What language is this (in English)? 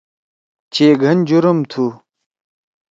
Torwali